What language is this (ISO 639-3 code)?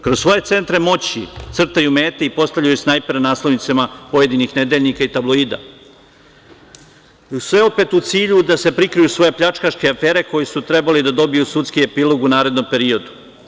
srp